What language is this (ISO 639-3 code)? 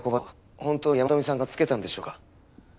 jpn